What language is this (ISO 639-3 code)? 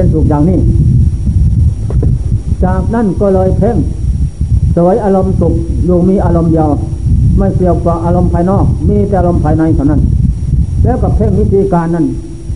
tha